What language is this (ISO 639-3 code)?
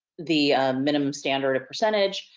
eng